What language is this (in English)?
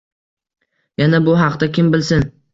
Uzbek